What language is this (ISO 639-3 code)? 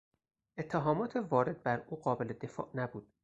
fas